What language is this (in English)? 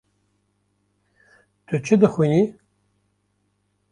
Kurdish